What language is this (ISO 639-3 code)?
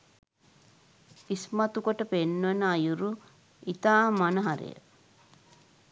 sin